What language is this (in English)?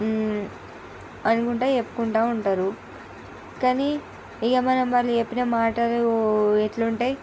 Telugu